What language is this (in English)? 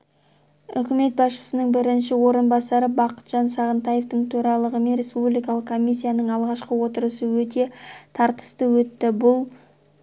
Kazakh